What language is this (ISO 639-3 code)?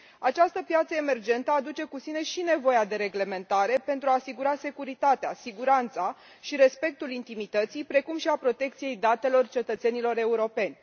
ron